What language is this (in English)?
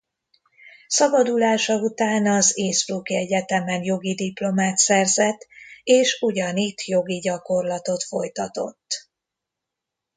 Hungarian